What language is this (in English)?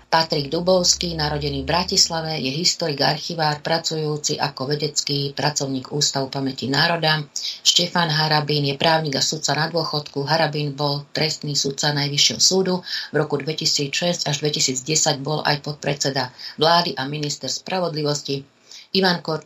Slovak